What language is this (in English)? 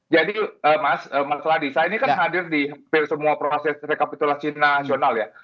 Indonesian